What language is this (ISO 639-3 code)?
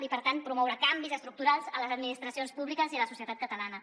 cat